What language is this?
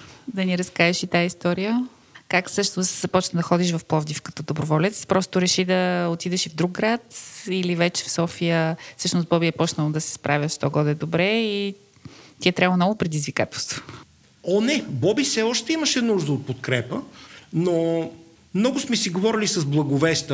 Bulgarian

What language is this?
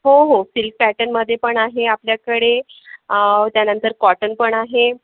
Marathi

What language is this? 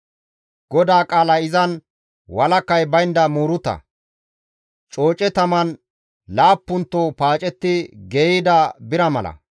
Gamo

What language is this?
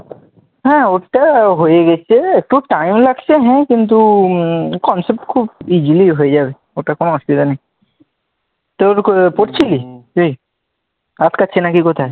Bangla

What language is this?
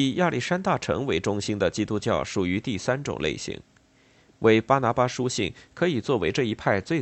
Chinese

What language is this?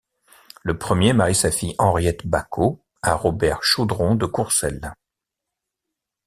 French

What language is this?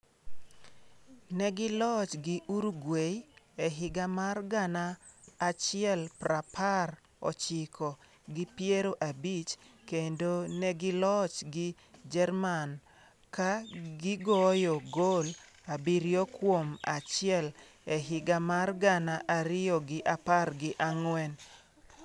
Luo (Kenya and Tanzania)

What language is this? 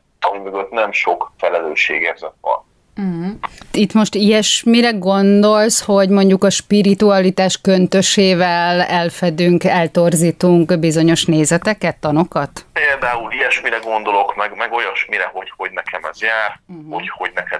Hungarian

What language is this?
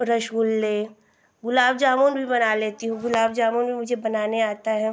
Hindi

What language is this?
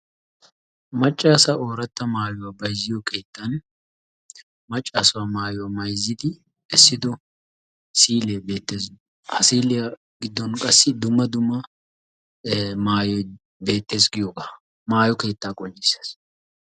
Wolaytta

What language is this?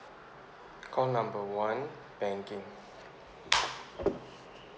English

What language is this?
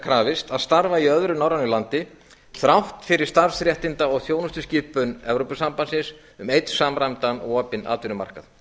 Icelandic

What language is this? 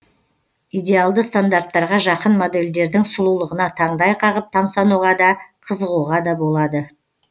Kazakh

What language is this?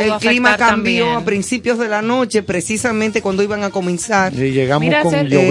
Spanish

